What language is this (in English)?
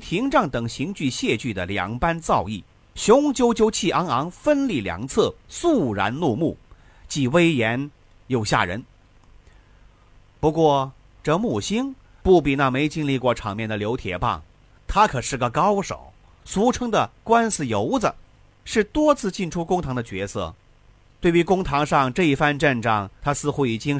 Chinese